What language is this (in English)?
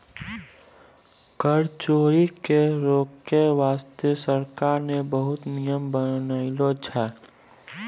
Maithili